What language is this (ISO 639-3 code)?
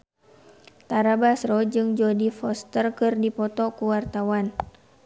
sun